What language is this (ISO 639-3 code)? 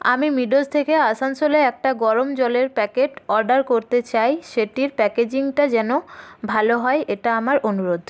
ben